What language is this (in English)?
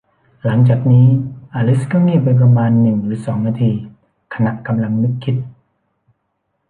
Thai